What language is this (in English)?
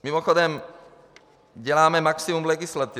Czech